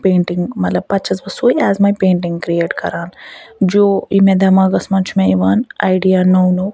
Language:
Kashmiri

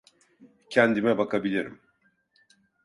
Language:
Turkish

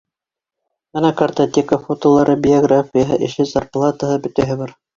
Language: Bashkir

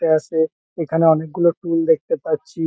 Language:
Bangla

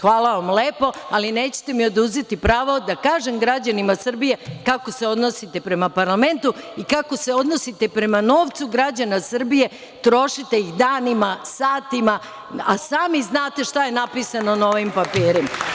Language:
Serbian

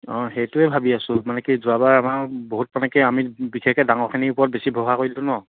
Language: Assamese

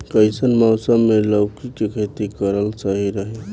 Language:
Bhojpuri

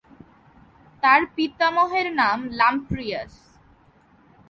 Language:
Bangla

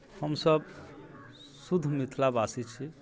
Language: Maithili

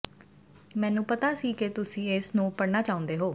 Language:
Punjabi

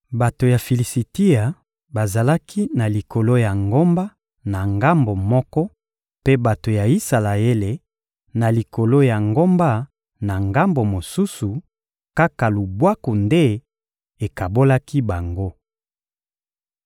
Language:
Lingala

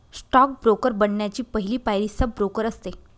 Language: Marathi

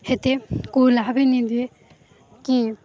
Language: Odia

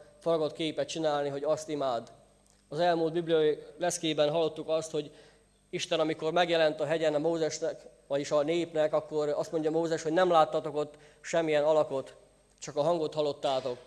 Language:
Hungarian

